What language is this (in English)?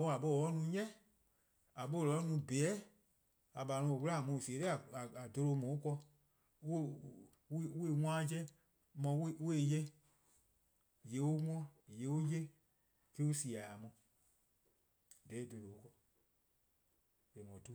Eastern Krahn